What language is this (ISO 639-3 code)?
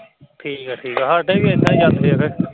pan